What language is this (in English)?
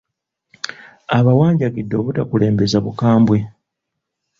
Ganda